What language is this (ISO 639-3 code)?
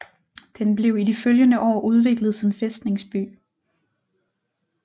dan